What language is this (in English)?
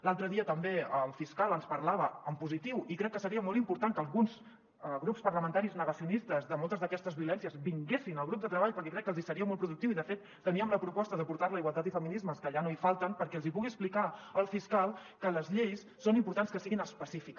Catalan